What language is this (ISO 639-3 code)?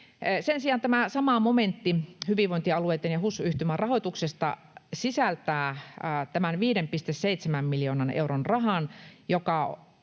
fin